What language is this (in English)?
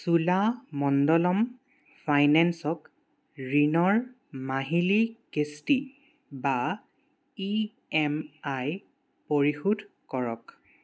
Assamese